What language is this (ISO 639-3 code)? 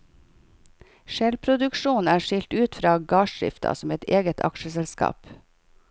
nor